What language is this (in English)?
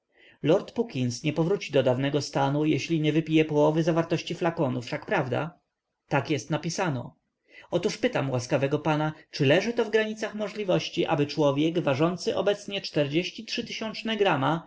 Polish